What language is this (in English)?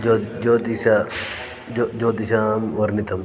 Sanskrit